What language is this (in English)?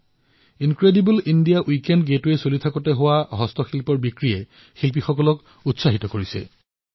Assamese